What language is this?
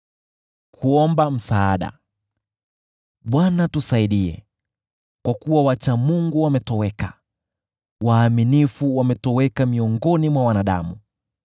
Swahili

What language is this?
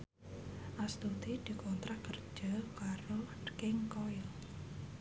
Javanese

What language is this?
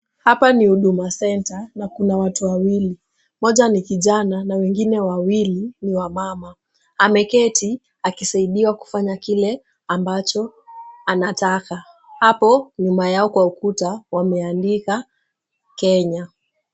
Swahili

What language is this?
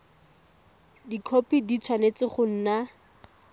Tswana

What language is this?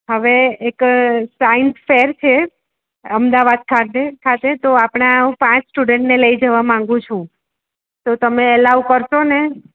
Gujarati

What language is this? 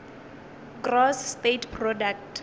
Northern Sotho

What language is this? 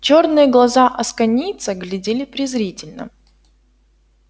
Russian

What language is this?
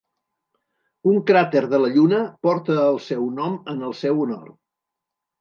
Catalan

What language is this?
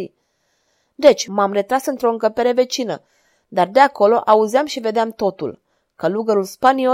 Romanian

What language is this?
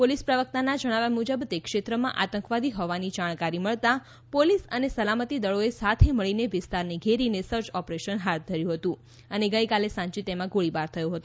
Gujarati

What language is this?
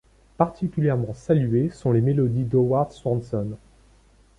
French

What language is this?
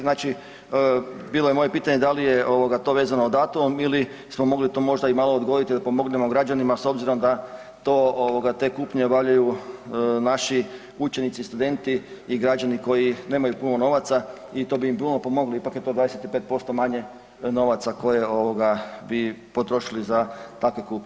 Croatian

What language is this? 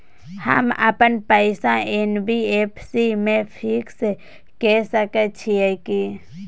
Maithili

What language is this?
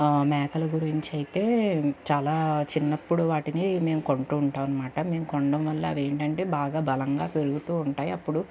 Telugu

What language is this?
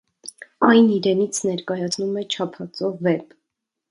Armenian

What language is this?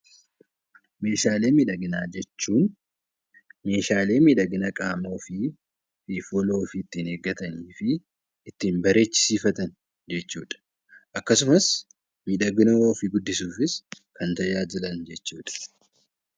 Oromo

